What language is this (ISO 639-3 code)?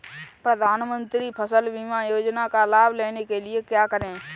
hin